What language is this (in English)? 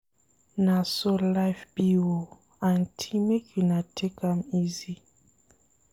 Nigerian Pidgin